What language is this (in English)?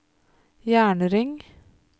Norwegian